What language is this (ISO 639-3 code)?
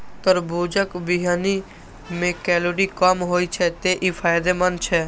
mai